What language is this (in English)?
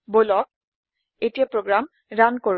Assamese